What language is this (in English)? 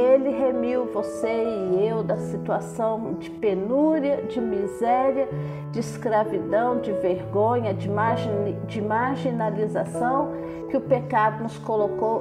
Portuguese